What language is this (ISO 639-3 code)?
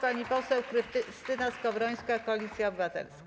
pol